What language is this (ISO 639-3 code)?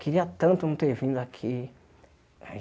por